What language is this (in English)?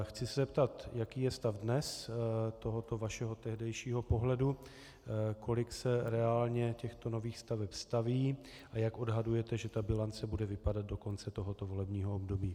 Czech